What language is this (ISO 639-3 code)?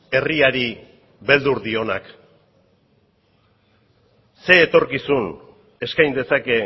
eus